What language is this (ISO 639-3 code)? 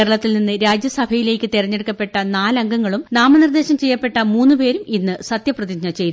mal